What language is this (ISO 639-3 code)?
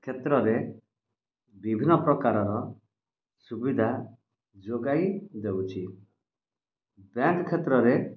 ori